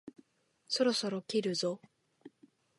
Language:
Japanese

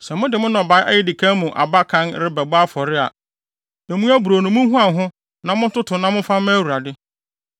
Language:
Akan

